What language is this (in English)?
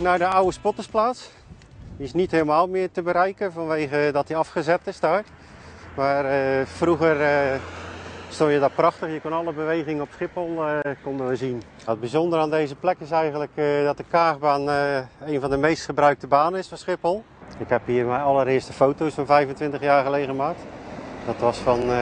Dutch